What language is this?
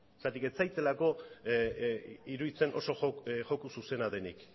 Basque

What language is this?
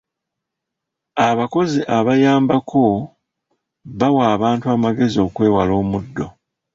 Ganda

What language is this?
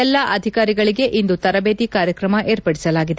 Kannada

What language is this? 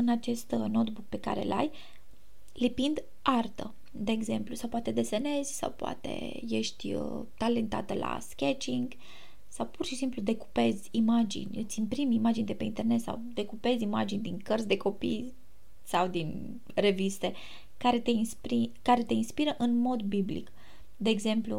Romanian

